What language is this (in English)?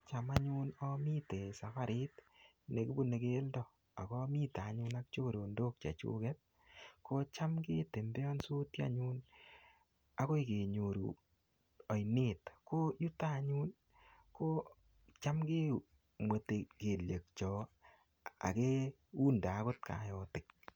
Kalenjin